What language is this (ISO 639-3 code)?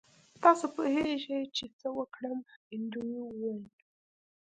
pus